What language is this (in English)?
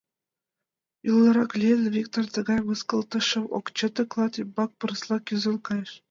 Mari